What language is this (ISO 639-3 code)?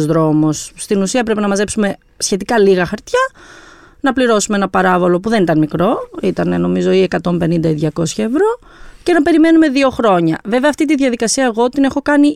ell